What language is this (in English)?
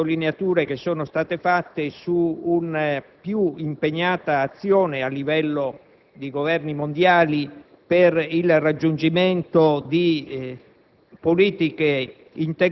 Italian